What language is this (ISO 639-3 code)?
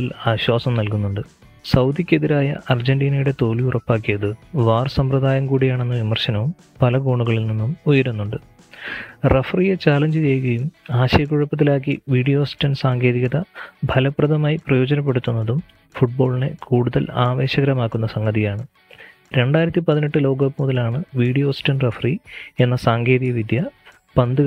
mal